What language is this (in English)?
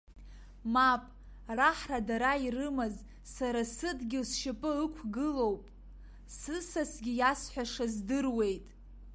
Abkhazian